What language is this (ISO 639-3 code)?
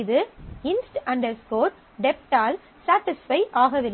tam